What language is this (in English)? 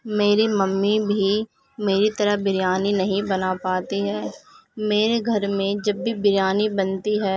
Urdu